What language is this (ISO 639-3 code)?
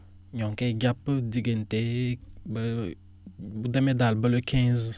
wol